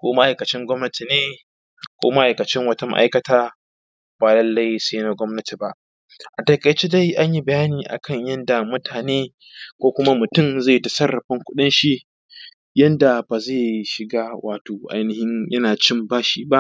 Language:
Hausa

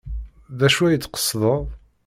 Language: Kabyle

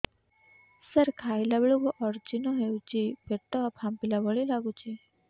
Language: Odia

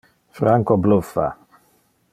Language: Interlingua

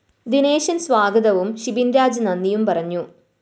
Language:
Malayalam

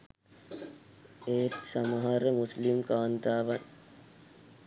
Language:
Sinhala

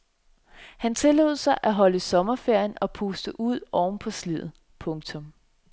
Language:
Danish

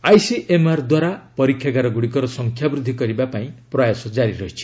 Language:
Odia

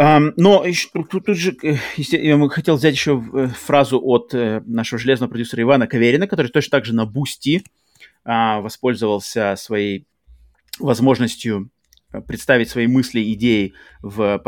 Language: Russian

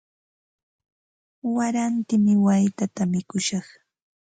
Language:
Ambo-Pasco Quechua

